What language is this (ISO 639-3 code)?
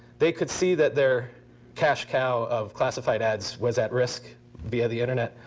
eng